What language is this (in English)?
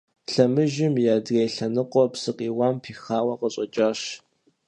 Kabardian